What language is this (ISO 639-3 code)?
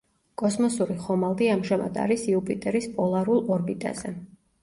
kat